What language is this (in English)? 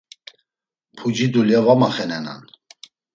Laz